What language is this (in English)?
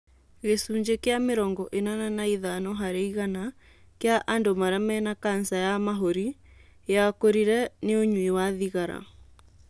Kikuyu